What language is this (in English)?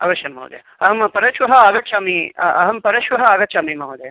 Sanskrit